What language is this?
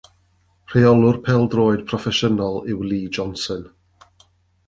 Welsh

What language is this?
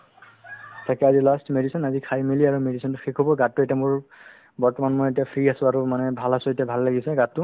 Assamese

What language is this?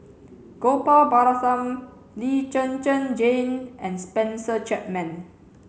English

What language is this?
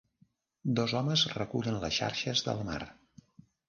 Catalan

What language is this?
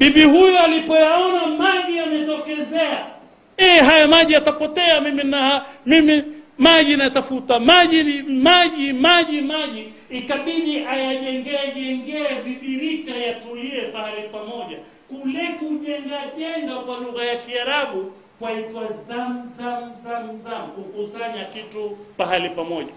Swahili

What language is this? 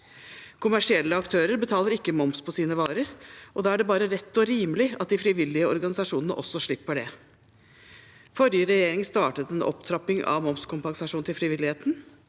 Norwegian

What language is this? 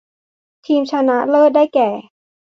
Thai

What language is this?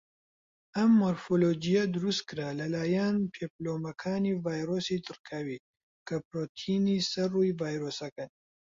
Central Kurdish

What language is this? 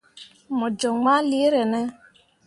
Mundang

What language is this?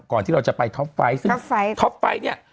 Thai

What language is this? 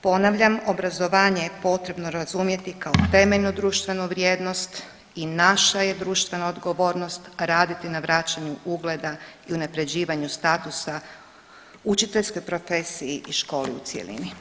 Croatian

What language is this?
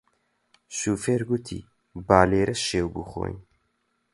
Central Kurdish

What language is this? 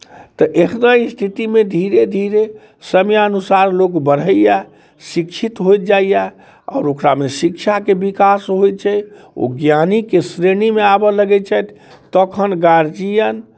Maithili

